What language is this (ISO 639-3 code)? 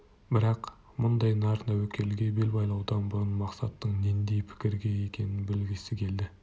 kaz